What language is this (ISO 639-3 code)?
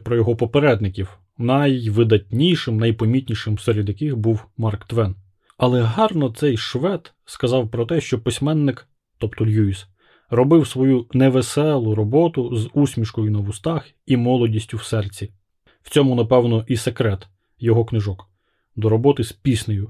ukr